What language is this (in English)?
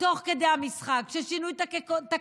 Hebrew